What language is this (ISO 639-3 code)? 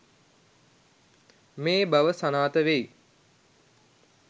sin